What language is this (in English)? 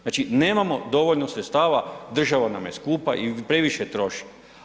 Croatian